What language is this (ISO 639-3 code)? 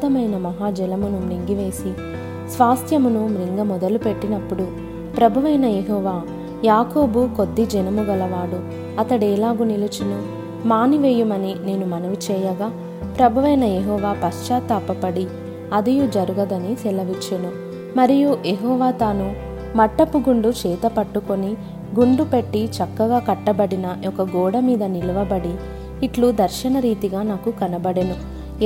tel